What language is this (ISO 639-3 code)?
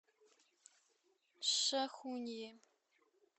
rus